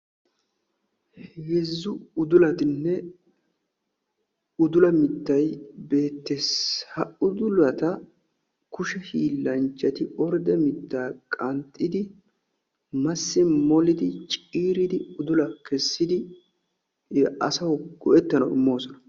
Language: Wolaytta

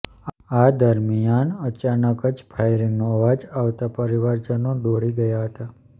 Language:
Gujarati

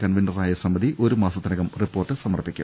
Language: Malayalam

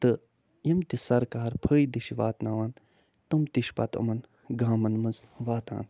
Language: Kashmiri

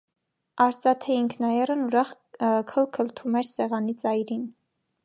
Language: Armenian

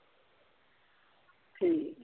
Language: Punjabi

